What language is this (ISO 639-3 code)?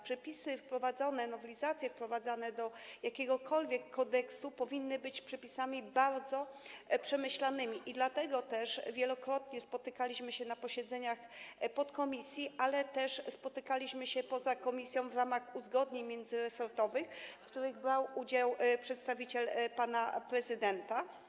pol